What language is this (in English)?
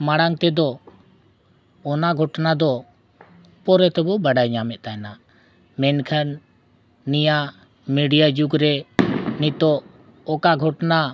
Santali